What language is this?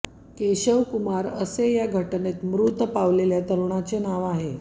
Marathi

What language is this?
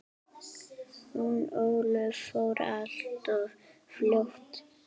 Icelandic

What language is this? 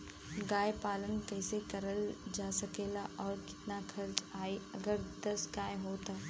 Bhojpuri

